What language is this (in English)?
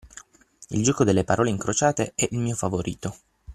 Italian